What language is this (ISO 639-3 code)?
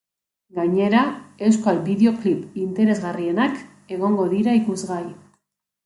eus